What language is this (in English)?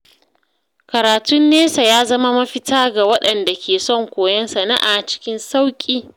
Hausa